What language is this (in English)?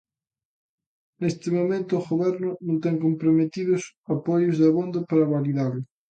Galician